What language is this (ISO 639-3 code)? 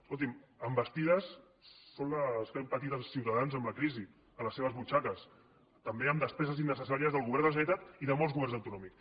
cat